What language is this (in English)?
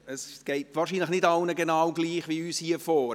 Swiss German